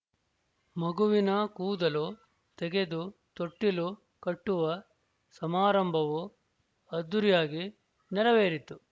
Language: Kannada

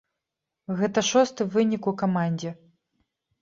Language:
Belarusian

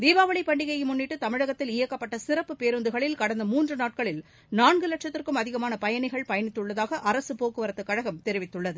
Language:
Tamil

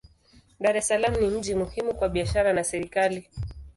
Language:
Swahili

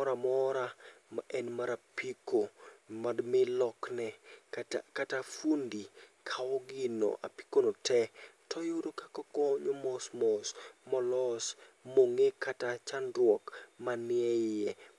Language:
Luo (Kenya and Tanzania)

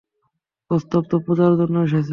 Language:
Bangla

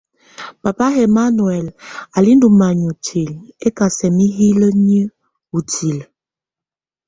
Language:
Tunen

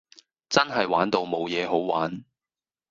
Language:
Cantonese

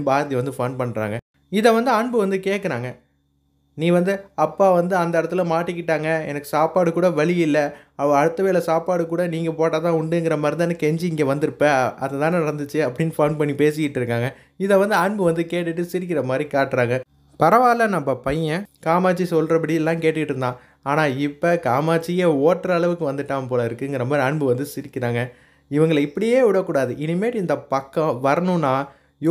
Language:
Romanian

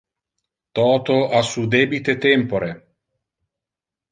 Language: Interlingua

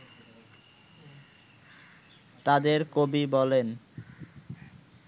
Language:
Bangla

